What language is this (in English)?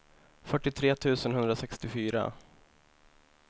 Swedish